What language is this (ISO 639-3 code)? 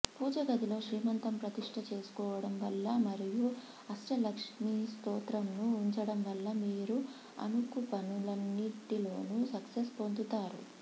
tel